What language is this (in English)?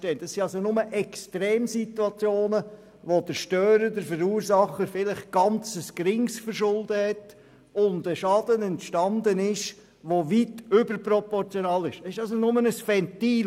Swiss German